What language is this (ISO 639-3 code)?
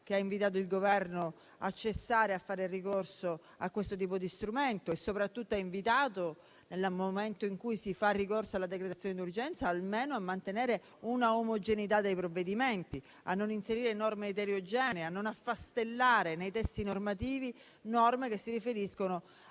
ita